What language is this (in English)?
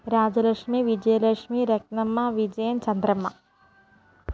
Malayalam